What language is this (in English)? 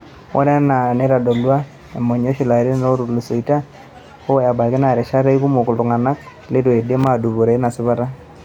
Masai